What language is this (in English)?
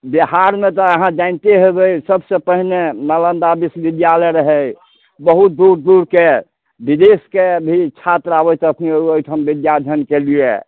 Maithili